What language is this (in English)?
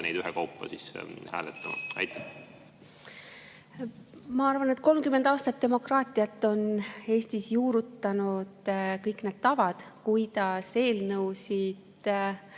Estonian